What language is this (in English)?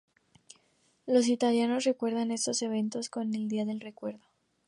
Spanish